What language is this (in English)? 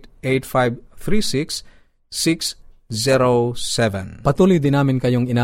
Filipino